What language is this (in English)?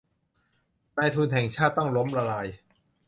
Thai